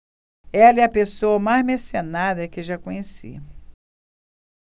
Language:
Portuguese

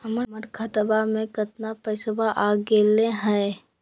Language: Magahi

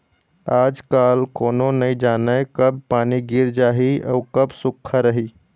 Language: Chhattisgarhi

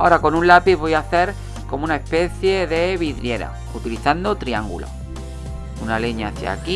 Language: Spanish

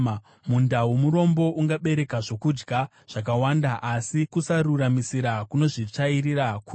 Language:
Shona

